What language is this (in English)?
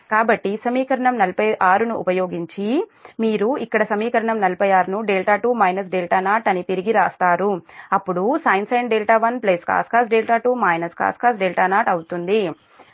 Telugu